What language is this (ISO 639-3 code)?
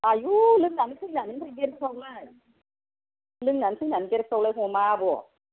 brx